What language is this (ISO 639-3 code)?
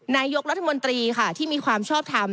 tha